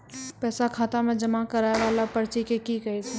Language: Maithili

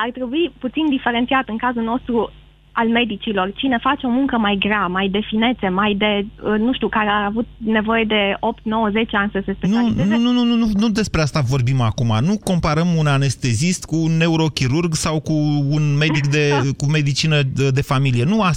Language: Romanian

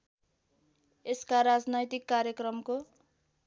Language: Nepali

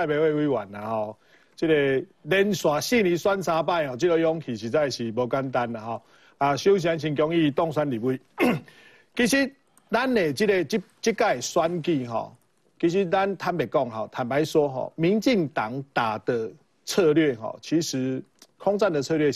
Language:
Chinese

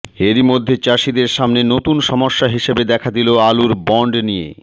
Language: Bangla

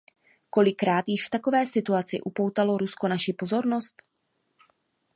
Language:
Czech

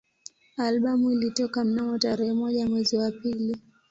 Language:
Swahili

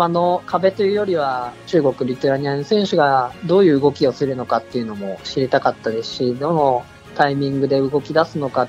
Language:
Japanese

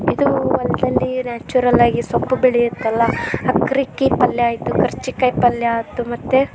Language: Kannada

